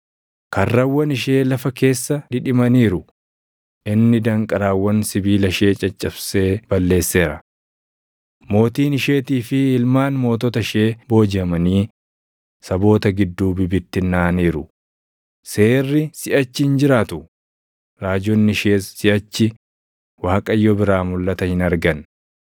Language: Oromo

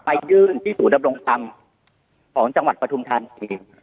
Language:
Thai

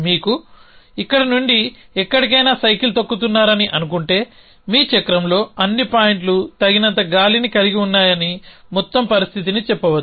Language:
Telugu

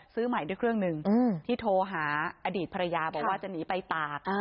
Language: Thai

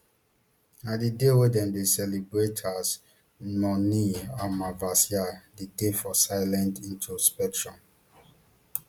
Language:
Nigerian Pidgin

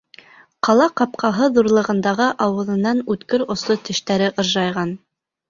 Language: Bashkir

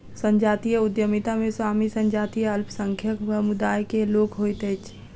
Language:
Maithili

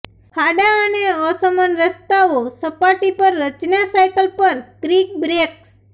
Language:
Gujarati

